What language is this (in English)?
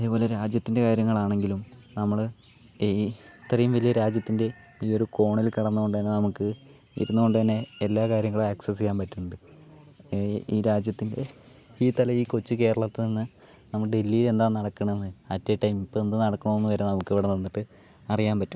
Malayalam